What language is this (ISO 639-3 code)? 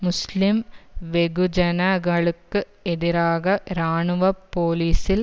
tam